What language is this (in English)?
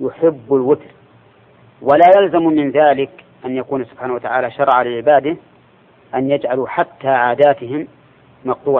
Arabic